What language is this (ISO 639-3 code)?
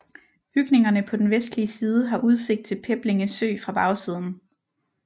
dan